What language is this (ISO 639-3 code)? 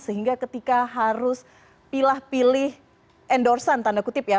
ind